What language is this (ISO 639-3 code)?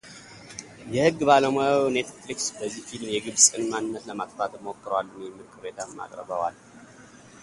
amh